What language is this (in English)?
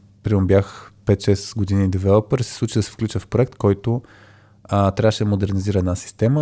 Bulgarian